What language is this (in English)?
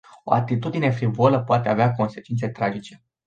Romanian